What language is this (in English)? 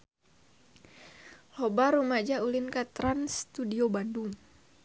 Sundanese